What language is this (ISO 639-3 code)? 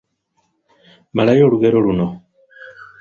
lug